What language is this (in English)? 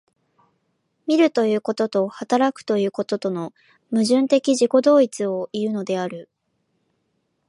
Japanese